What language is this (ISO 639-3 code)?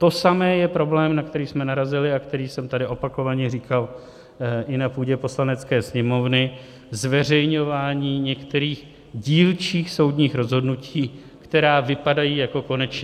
ces